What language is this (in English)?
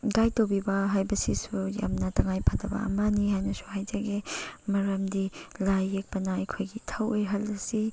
Manipuri